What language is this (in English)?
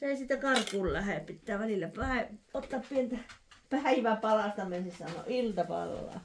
Finnish